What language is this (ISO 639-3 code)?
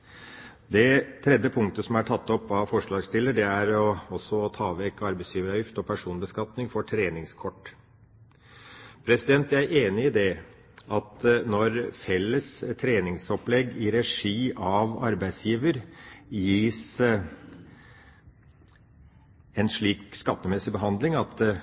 nob